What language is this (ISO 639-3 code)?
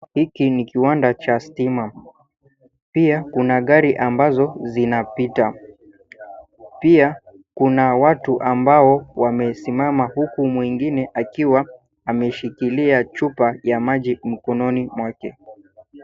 swa